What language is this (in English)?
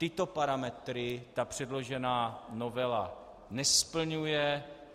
Czech